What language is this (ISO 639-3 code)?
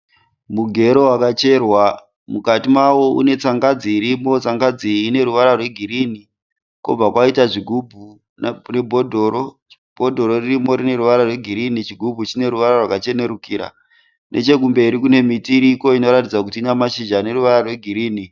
sna